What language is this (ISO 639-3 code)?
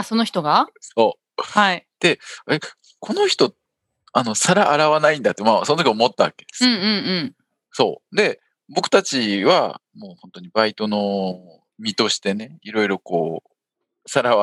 jpn